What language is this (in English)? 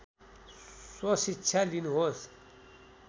Nepali